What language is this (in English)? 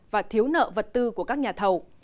Vietnamese